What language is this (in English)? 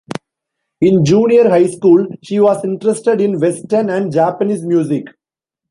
English